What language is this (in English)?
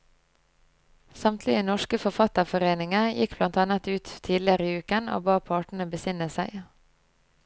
Norwegian